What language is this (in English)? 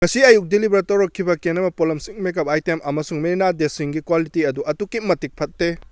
Manipuri